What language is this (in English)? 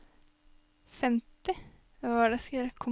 Norwegian